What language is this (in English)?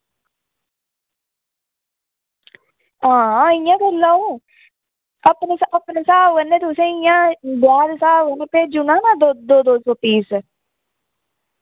Dogri